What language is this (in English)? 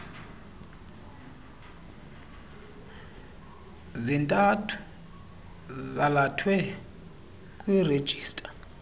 Xhosa